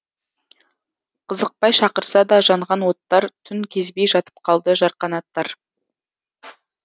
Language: Kazakh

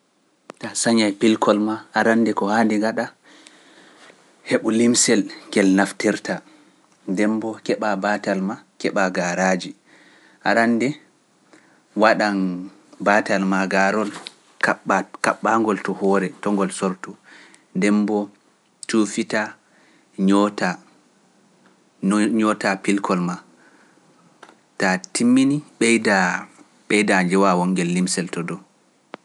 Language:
Pular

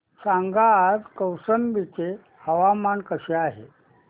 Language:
Marathi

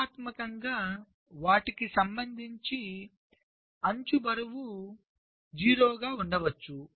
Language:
Telugu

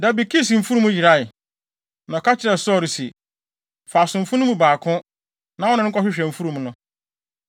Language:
Akan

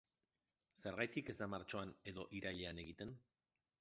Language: Basque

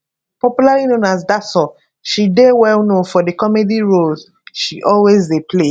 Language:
Nigerian Pidgin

